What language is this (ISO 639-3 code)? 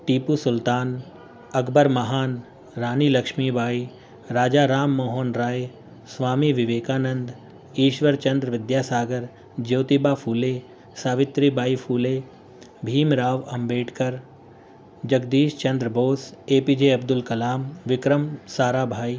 urd